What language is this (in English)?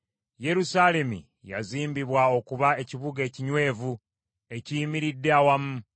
Ganda